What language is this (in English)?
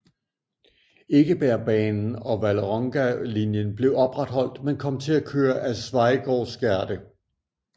Danish